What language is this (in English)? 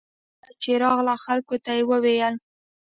Pashto